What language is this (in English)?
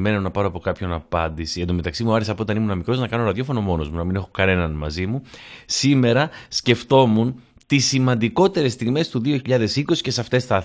Greek